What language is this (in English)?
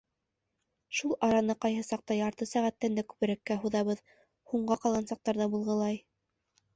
Bashkir